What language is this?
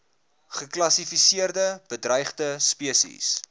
Afrikaans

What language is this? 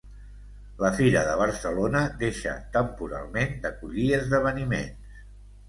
Catalan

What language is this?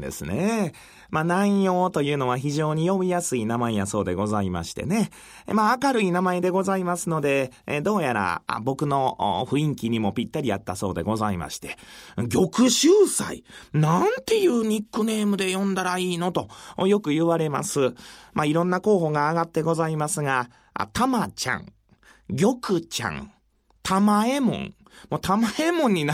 Japanese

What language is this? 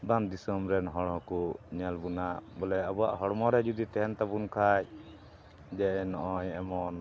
Santali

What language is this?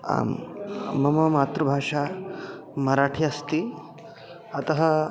Sanskrit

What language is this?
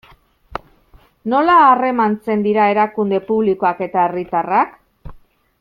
Basque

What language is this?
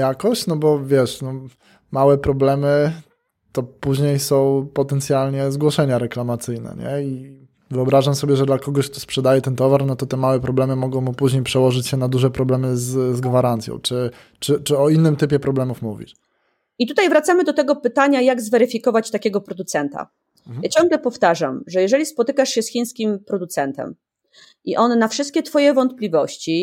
Polish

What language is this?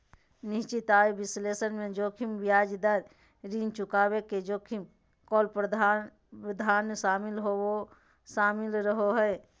Magahi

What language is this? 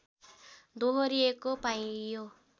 Nepali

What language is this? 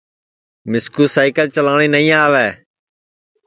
Sansi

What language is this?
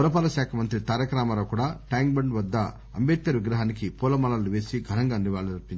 Telugu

